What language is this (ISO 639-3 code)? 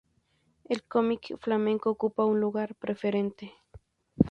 spa